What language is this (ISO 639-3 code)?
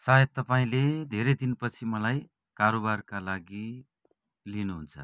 nep